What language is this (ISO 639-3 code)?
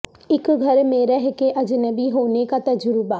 urd